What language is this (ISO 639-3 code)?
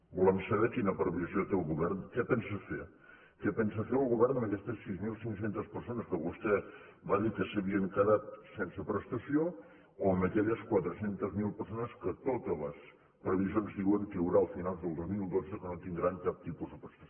cat